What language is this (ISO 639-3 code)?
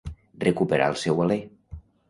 cat